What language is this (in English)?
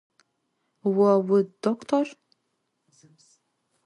Adyghe